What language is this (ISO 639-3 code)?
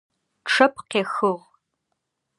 ady